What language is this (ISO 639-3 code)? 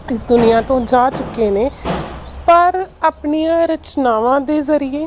pan